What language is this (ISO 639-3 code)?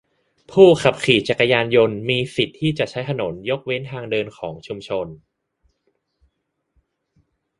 tha